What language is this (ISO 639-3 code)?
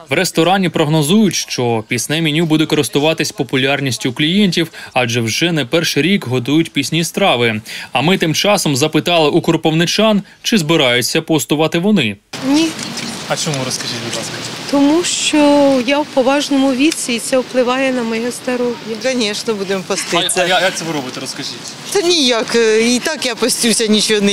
ukr